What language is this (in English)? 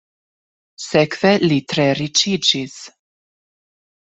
Esperanto